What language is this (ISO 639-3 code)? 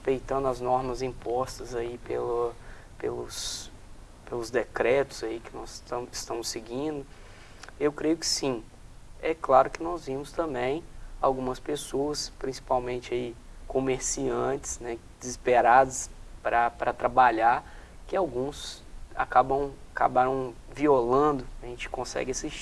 por